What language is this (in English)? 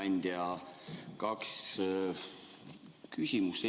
Estonian